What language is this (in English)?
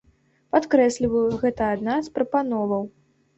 Belarusian